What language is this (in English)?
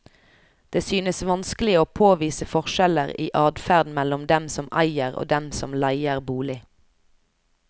Norwegian